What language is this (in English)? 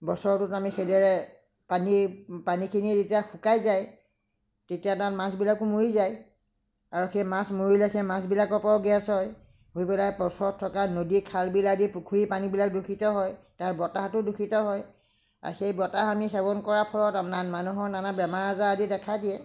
Assamese